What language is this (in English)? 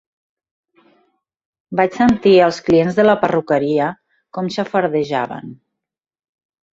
Catalan